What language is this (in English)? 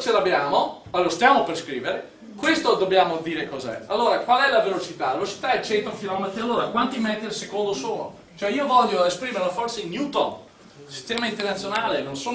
Italian